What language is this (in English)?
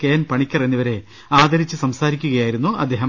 Malayalam